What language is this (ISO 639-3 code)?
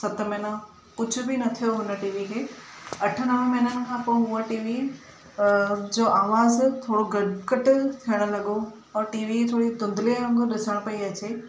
snd